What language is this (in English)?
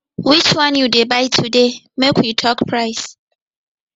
Nigerian Pidgin